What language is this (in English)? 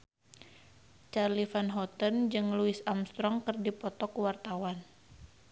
Sundanese